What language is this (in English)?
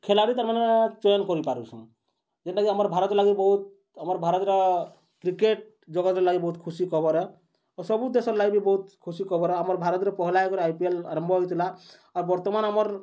Odia